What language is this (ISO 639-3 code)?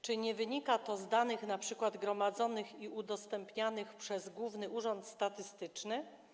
pol